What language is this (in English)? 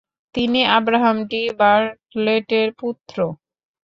Bangla